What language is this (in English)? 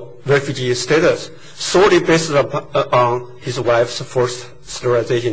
English